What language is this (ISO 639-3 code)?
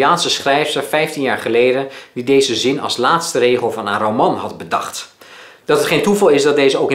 nld